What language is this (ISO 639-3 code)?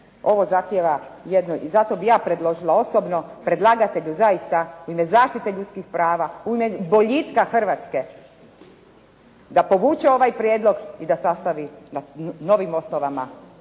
hrv